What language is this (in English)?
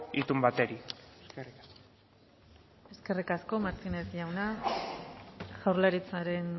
Basque